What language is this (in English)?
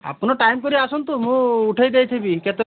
Odia